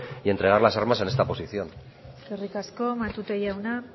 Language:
Spanish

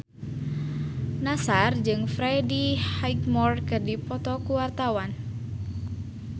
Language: Sundanese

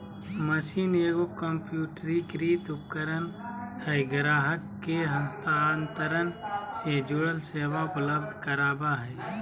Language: Magahi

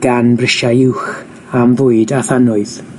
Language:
Welsh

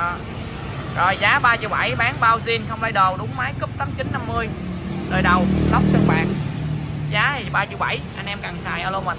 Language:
Vietnamese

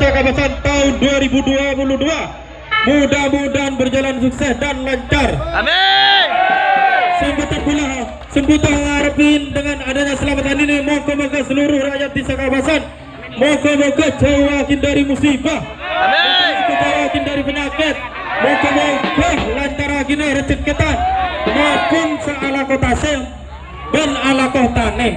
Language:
Malay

